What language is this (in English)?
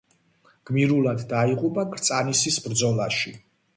Georgian